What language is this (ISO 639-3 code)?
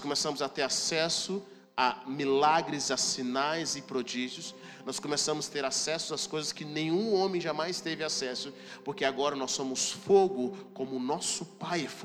por